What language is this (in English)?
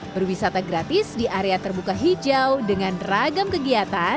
Indonesian